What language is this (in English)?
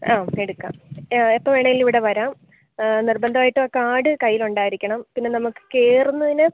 Malayalam